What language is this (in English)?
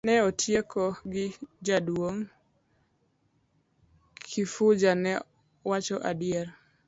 Luo (Kenya and Tanzania)